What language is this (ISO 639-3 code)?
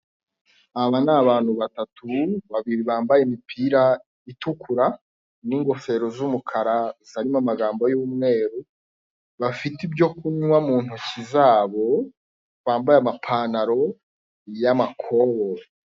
kin